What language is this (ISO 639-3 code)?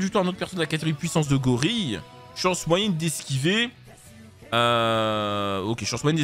fra